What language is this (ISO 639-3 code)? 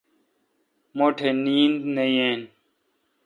xka